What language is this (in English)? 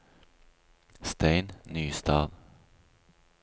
Norwegian